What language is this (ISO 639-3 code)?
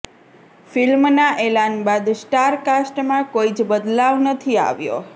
guj